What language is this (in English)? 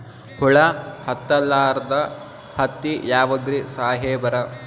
Kannada